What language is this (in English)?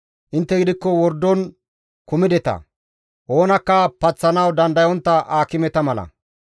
Gamo